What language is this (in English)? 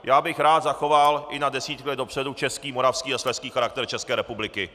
Czech